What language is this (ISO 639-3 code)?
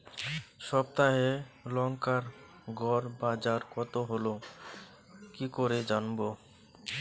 ben